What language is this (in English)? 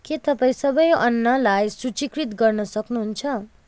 Nepali